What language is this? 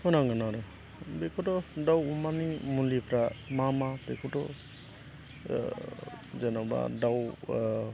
Bodo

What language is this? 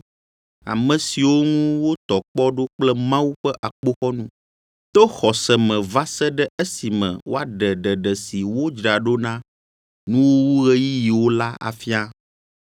Ewe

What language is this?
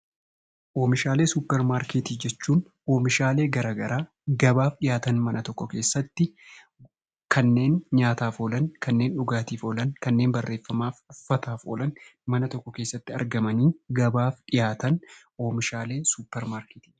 Oromo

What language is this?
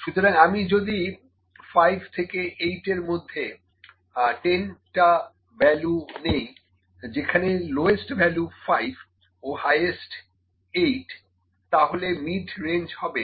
Bangla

